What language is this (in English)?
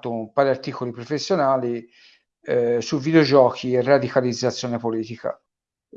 Italian